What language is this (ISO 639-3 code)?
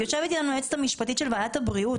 heb